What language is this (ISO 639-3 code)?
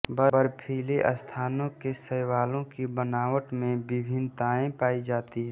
hin